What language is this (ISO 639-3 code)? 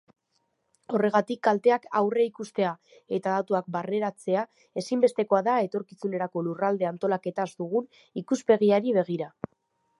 eus